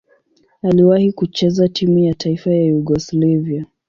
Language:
Swahili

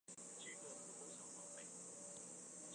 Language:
Chinese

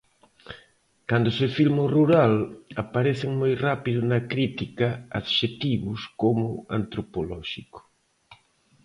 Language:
Galician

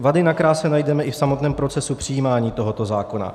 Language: Czech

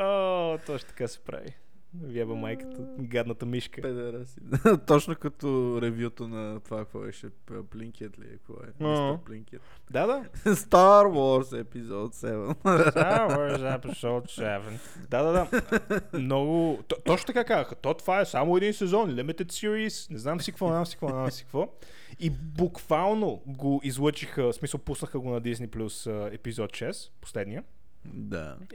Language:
Bulgarian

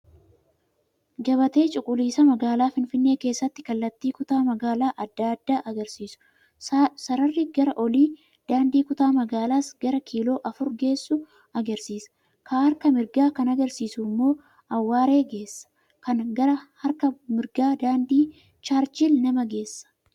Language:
Oromo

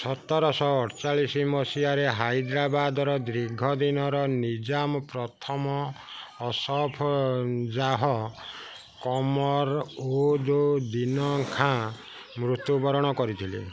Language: Odia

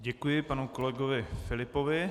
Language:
Czech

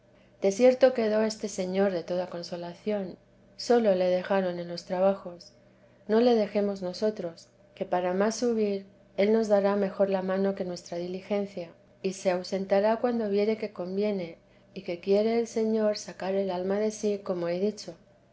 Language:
Spanish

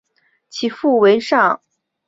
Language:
Chinese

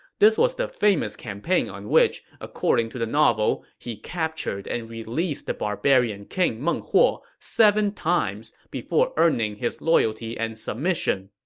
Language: English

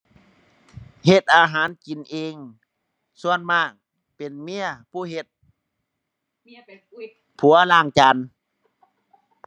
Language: Thai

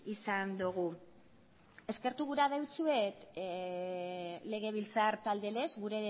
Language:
Basque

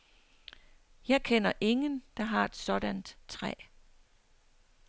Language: Danish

